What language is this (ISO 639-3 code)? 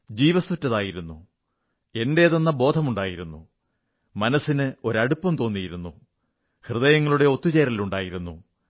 mal